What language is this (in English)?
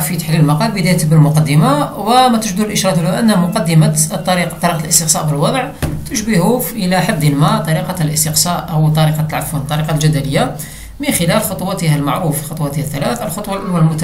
Arabic